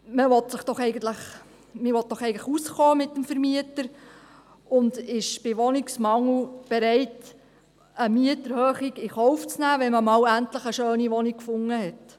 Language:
Swiss German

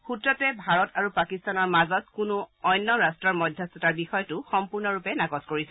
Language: Assamese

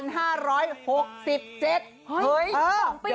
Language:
Thai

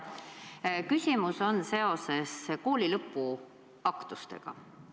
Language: Estonian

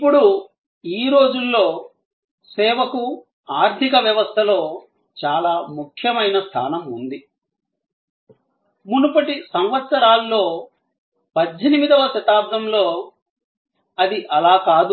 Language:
Telugu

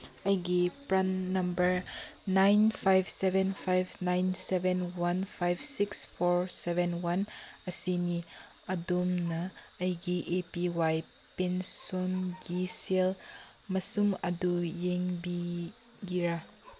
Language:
Manipuri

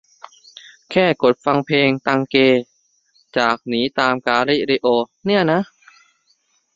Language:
Thai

